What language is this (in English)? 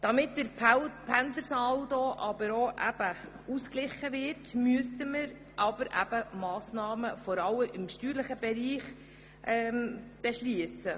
Swiss German